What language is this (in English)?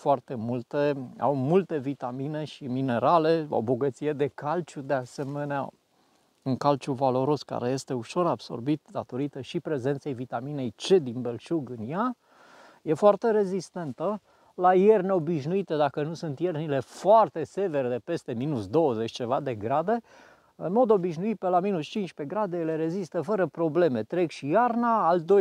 Romanian